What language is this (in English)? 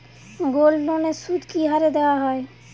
Bangla